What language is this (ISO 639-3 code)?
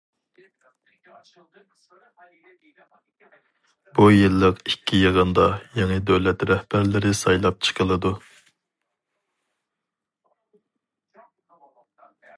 uig